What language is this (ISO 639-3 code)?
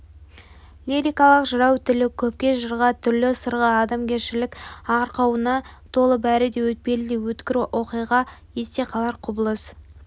kaz